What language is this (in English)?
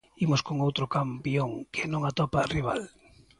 Galician